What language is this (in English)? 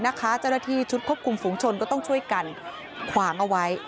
Thai